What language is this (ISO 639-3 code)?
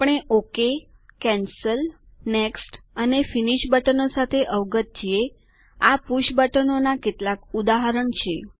guj